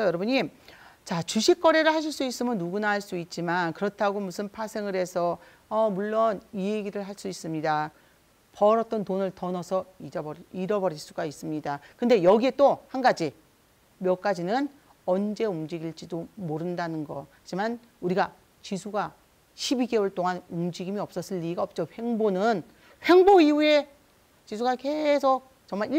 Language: Korean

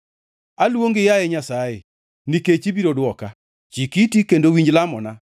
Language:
Luo (Kenya and Tanzania)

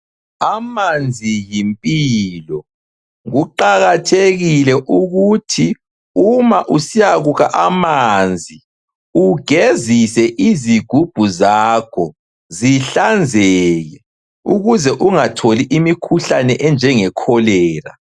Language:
North Ndebele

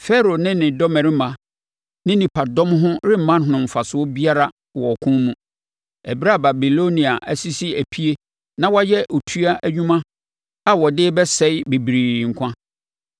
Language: Akan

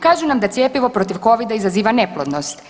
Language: Croatian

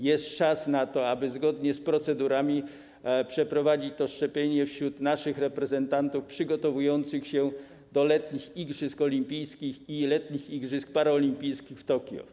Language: Polish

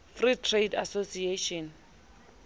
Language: Southern Sotho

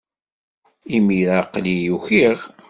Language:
Kabyle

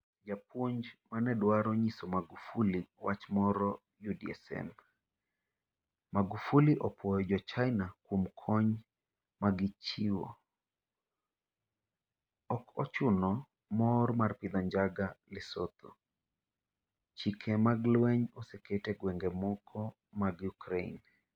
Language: Luo (Kenya and Tanzania)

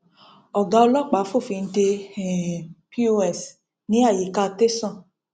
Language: Yoruba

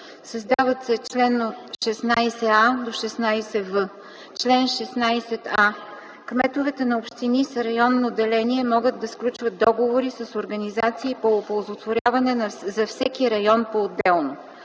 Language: Bulgarian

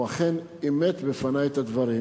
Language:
Hebrew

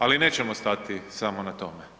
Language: Croatian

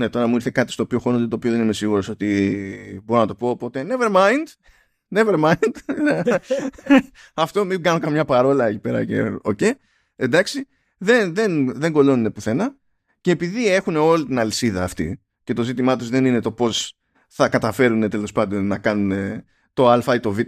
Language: Greek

